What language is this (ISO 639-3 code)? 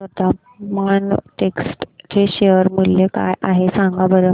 mar